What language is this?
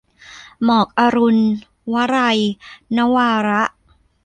Thai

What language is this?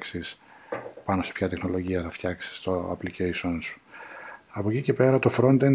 Greek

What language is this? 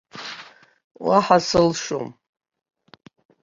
Abkhazian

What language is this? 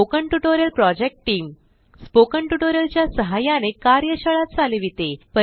Marathi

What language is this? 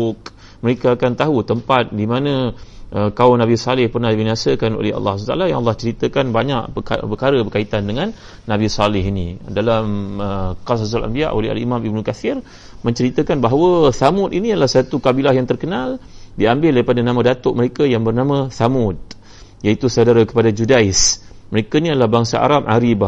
Malay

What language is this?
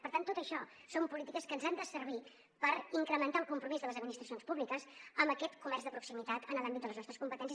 Catalan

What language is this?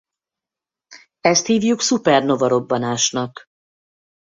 Hungarian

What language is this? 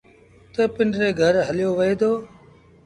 Sindhi Bhil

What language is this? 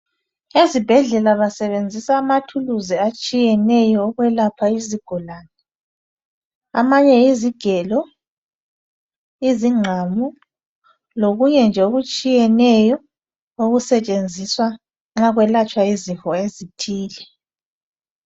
North Ndebele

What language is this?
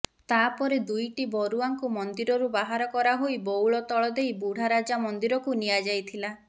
Odia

